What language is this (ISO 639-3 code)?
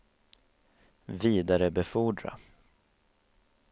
swe